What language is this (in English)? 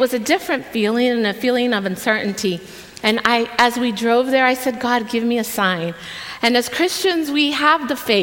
English